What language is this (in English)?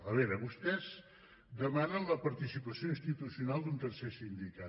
Catalan